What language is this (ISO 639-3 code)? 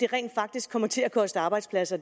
dan